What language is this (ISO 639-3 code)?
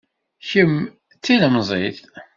kab